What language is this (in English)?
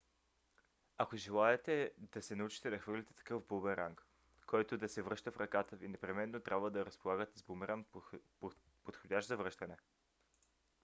Bulgarian